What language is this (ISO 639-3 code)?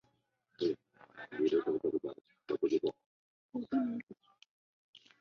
zho